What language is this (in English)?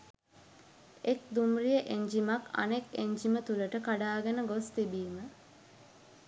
Sinhala